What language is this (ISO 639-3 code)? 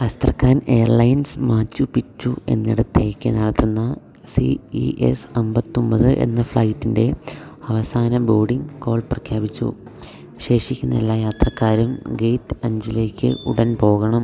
mal